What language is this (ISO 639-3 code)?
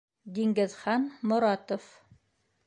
bak